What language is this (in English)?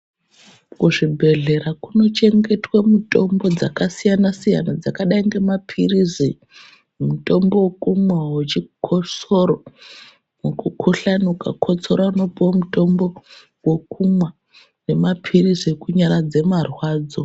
Ndau